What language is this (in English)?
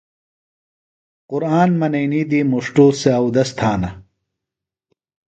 Phalura